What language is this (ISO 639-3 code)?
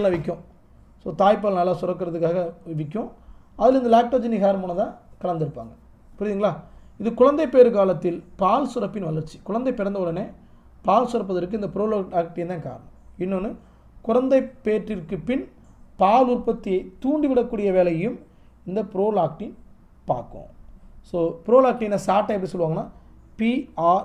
eng